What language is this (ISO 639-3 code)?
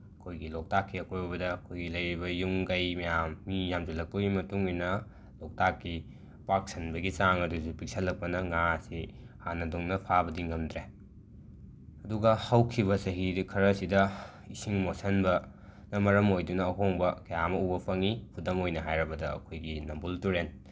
mni